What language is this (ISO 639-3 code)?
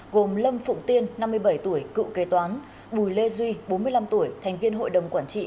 vie